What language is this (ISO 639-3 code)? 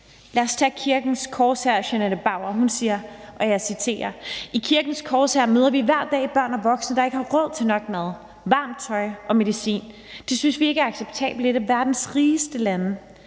dan